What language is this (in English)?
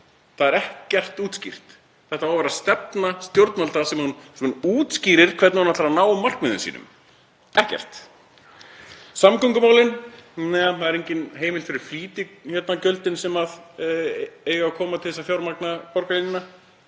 Icelandic